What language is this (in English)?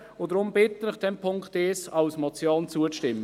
Swiss German